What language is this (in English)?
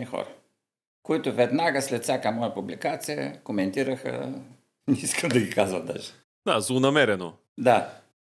Bulgarian